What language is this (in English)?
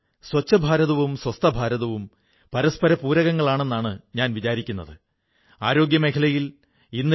Malayalam